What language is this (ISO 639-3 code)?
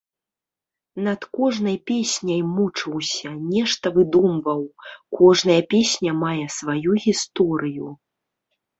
bel